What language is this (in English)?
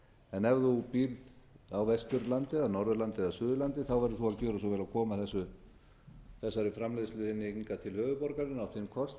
Icelandic